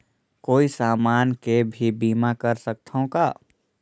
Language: Chhattisgarhi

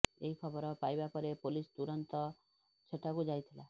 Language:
Odia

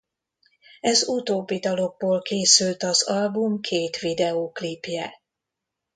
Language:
Hungarian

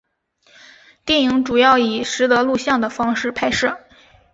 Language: Chinese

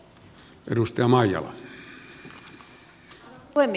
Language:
Finnish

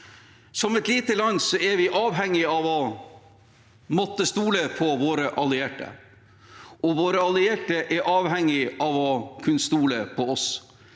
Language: Norwegian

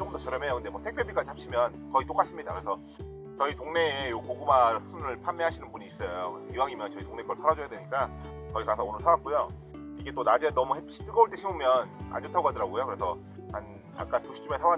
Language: Korean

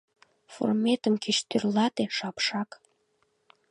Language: Mari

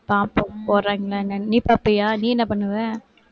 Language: Tamil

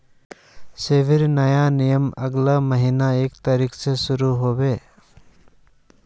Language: Magahi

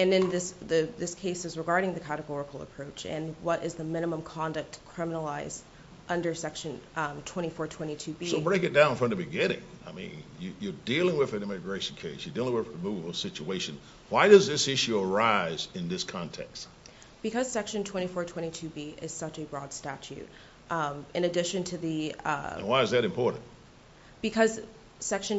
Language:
English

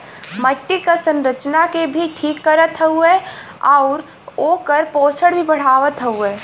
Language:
Bhojpuri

